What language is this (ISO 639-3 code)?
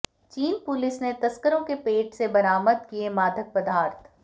hin